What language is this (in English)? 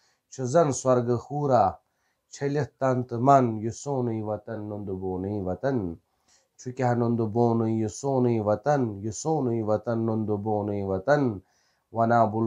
Romanian